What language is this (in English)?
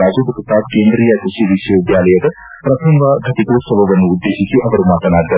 Kannada